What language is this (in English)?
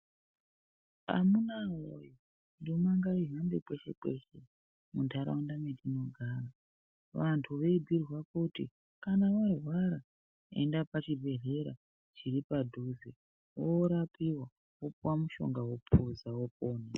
Ndau